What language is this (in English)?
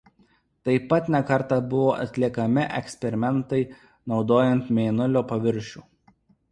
Lithuanian